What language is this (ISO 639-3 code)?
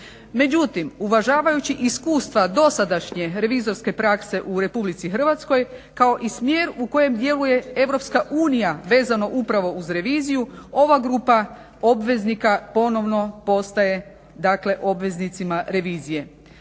hrv